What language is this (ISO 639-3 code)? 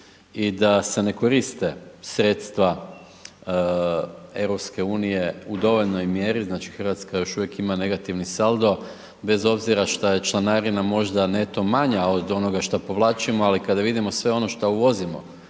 hrv